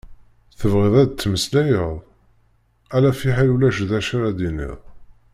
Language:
Kabyle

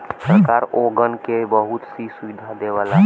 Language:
Bhojpuri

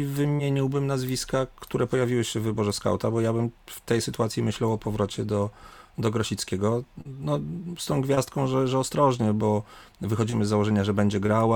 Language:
Polish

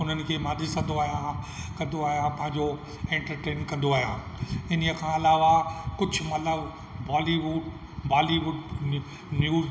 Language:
Sindhi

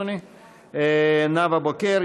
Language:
Hebrew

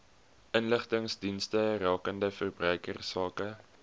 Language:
Afrikaans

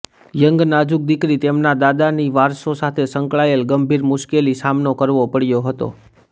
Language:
Gujarati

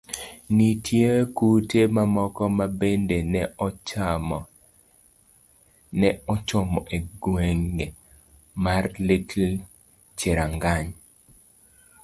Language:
Luo (Kenya and Tanzania)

